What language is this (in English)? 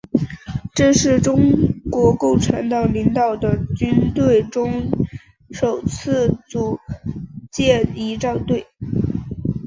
Chinese